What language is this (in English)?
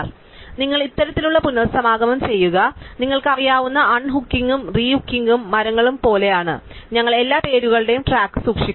Malayalam